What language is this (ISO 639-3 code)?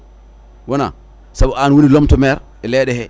ful